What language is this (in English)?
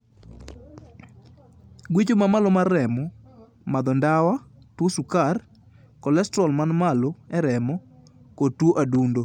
Luo (Kenya and Tanzania)